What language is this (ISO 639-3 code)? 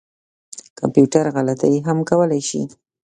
pus